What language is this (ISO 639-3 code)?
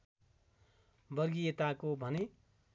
nep